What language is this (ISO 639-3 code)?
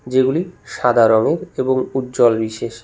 ben